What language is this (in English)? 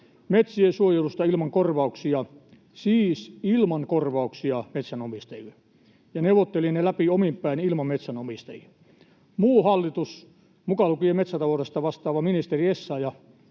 Finnish